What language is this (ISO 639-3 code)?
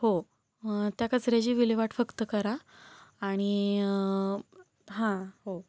mar